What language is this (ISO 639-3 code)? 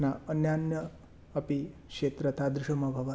san